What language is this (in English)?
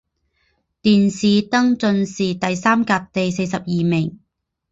Chinese